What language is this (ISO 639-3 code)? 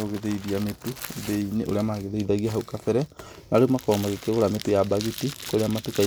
kik